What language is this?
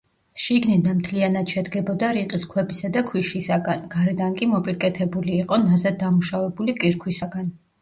Georgian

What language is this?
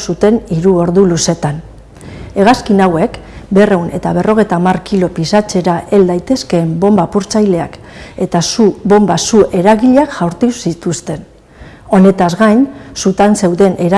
Basque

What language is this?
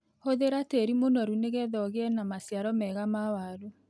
Kikuyu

